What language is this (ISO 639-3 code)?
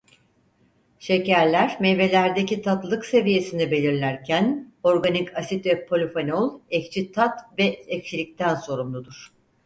tur